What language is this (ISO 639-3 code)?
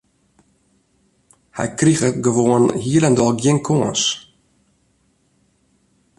fry